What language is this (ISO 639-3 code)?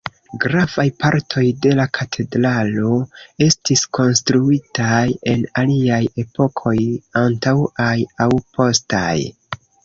epo